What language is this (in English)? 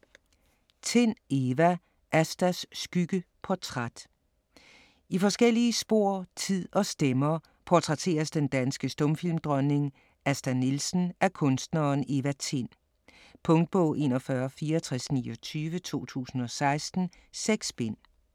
Danish